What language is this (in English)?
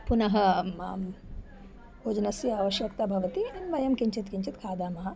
Sanskrit